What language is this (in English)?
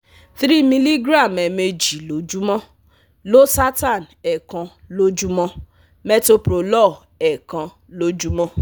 Yoruba